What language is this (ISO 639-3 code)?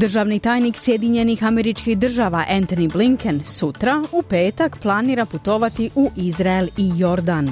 hrv